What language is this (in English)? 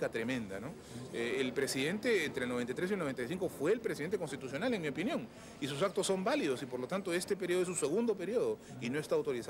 Spanish